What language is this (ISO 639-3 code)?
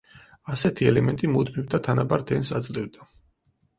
kat